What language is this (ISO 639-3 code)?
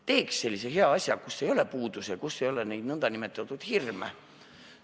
est